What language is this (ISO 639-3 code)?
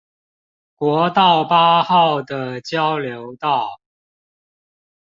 zho